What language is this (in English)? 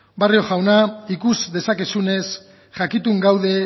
Basque